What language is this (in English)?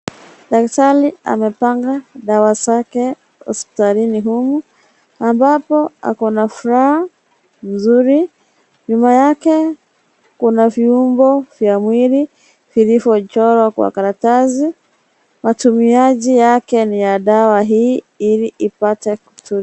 Swahili